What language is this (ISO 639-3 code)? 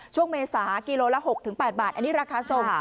tha